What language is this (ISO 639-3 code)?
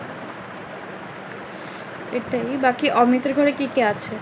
ben